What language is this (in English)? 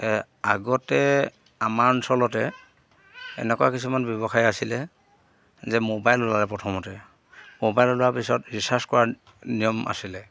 Assamese